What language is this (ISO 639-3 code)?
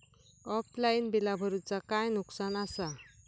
mar